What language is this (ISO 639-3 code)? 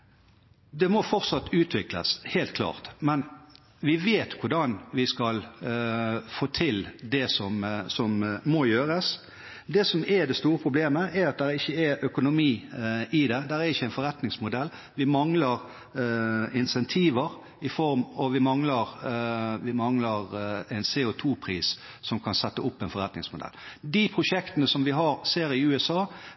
nob